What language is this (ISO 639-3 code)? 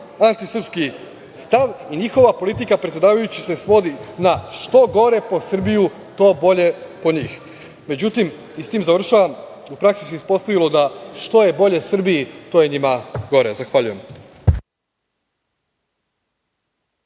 srp